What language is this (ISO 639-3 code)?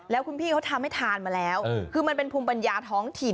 tha